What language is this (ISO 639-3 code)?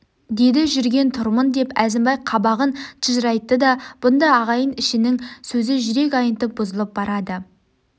kaz